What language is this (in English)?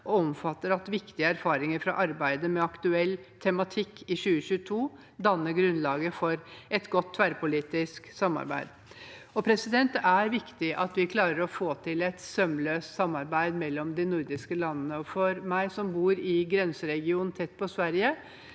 Norwegian